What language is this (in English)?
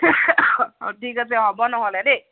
Assamese